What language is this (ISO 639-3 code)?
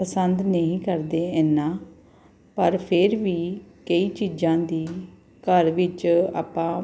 pan